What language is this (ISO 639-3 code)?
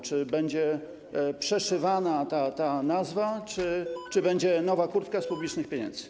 pol